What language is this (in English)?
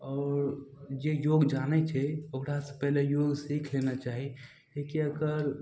Maithili